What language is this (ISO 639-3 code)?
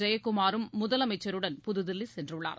tam